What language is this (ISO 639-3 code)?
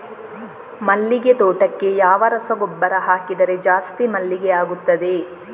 kan